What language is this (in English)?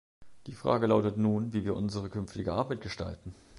German